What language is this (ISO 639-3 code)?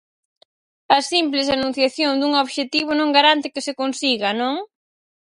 glg